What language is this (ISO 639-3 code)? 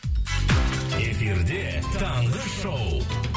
kaz